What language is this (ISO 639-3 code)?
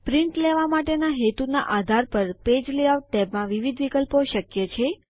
guj